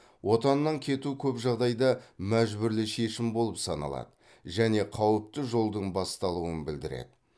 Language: Kazakh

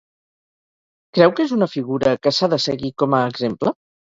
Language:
Catalan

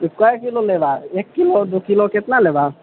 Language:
Maithili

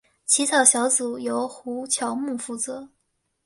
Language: Chinese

